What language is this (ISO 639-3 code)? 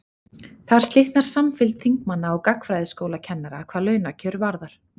isl